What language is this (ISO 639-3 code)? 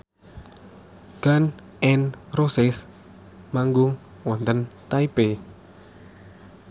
jav